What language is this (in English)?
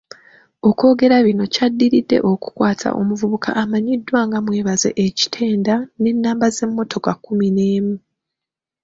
Ganda